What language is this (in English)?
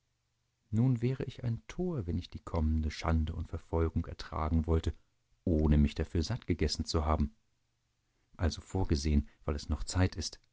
German